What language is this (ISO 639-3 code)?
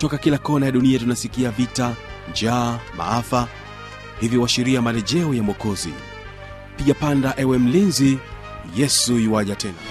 swa